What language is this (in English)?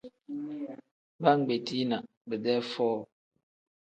Tem